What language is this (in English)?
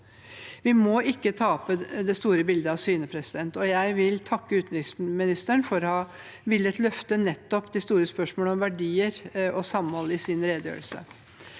Norwegian